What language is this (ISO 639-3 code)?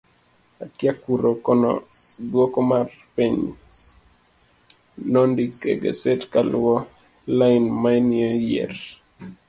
luo